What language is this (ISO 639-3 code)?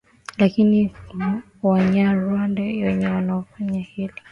swa